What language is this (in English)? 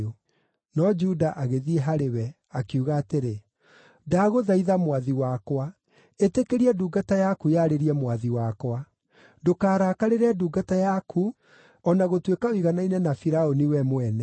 Kikuyu